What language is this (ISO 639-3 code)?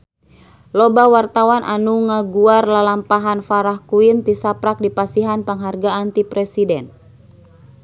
sun